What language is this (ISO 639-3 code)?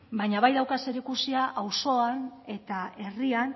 eus